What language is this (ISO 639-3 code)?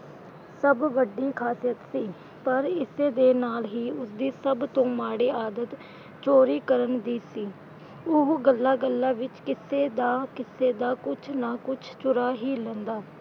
pan